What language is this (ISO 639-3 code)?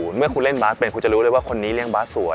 tha